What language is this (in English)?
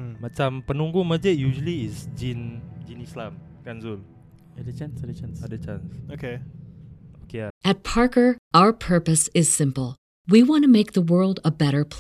Malay